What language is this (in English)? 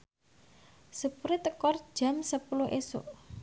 Javanese